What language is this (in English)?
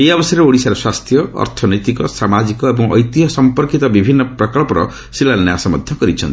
Odia